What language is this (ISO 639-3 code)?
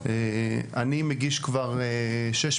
heb